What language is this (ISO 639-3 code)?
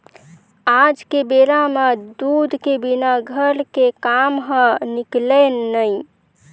hne